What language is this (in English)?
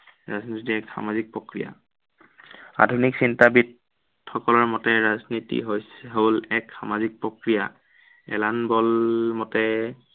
Assamese